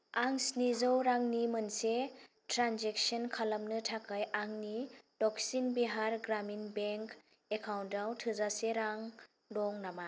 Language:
Bodo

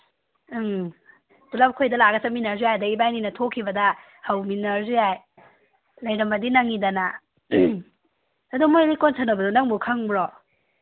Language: Manipuri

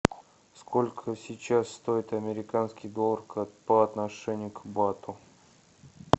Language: Russian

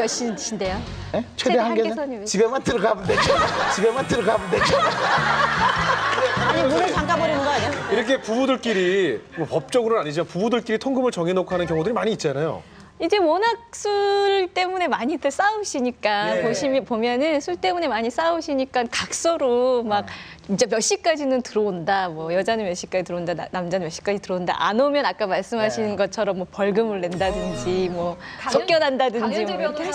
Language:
Korean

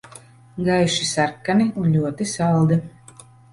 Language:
Latvian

